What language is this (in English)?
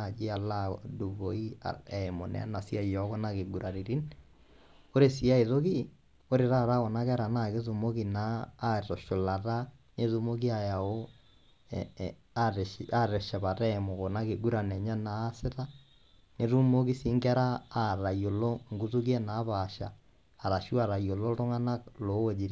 Masai